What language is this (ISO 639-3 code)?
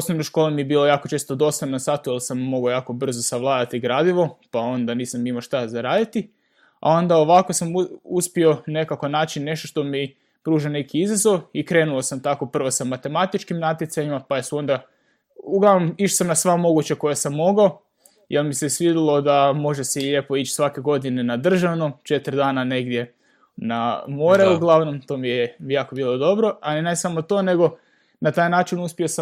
hrv